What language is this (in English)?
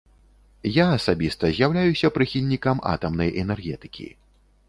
Belarusian